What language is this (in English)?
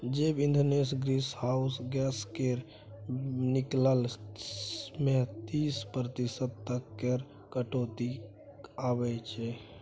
Maithili